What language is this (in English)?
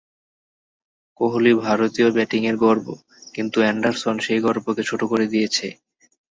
Bangla